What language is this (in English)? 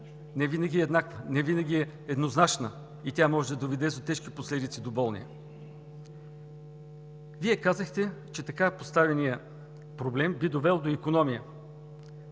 Bulgarian